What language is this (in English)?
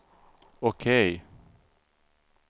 Swedish